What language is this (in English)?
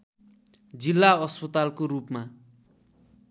Nepali